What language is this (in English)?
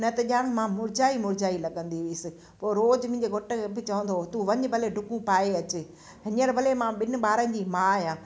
Sindhi